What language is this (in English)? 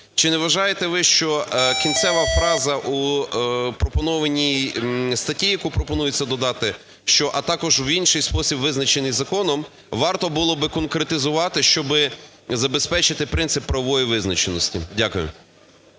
Ukrainian